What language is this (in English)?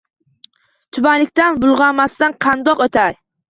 Uzbek